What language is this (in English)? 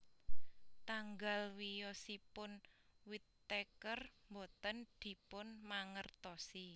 Javanese